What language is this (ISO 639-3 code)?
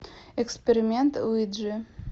rus